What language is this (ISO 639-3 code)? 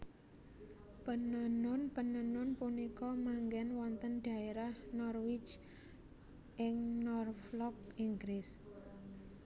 jav